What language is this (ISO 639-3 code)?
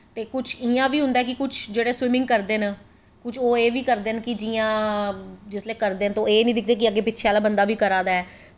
doi